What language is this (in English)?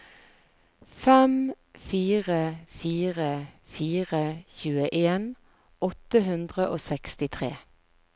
Norwegian